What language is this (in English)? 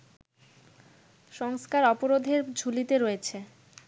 Bangla